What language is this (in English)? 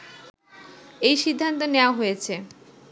Bangla